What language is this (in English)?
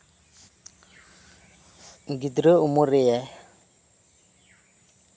Santali